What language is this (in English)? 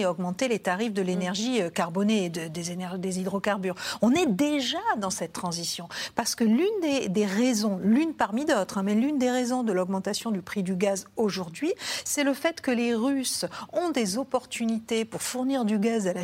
French